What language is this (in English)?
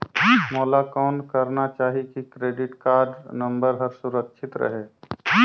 Chhattisgarhi